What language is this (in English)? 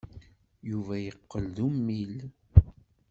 Kabyle